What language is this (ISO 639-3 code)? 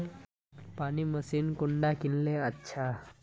mag